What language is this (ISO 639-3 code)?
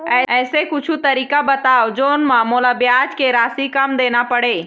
hne